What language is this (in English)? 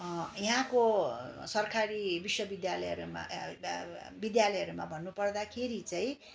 Nepali